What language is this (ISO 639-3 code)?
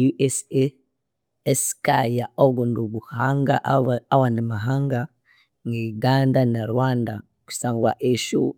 koo